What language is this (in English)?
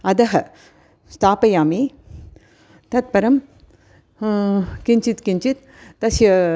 Sanskrit